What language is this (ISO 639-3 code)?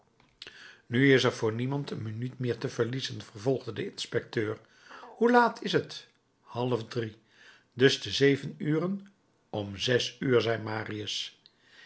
nld